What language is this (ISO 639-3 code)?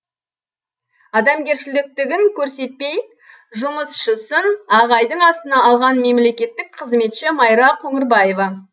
kaz